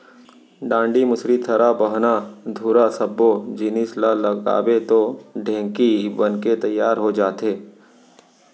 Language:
Chhattisgarhi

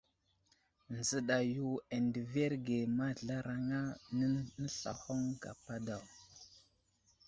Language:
Wuzlam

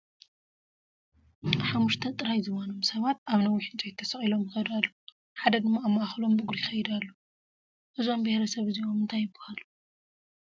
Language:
Tigrinya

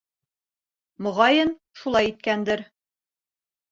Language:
Bashkir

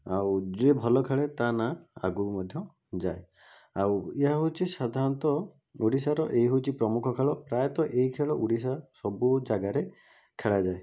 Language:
Odia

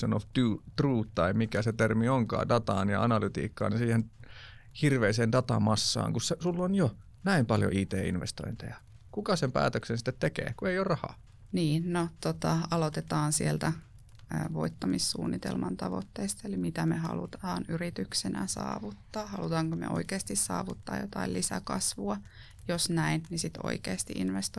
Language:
Finnish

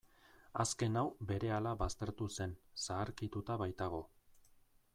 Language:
Basque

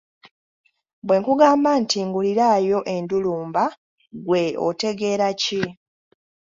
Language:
Ganda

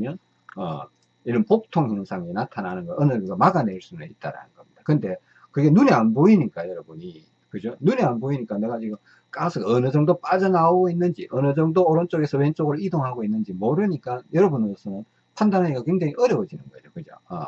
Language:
Korean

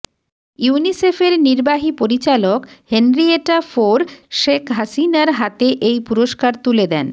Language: Bangla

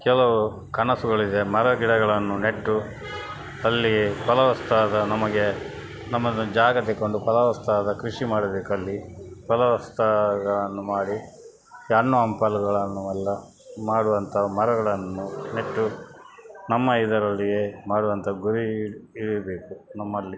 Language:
Kannada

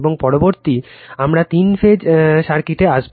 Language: Bangla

